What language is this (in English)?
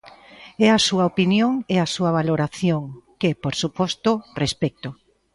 Galician